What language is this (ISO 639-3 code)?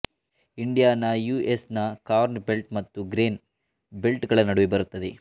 kan